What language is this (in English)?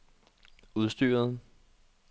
Danish